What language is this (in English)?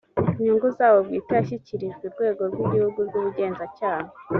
Kinyarwanda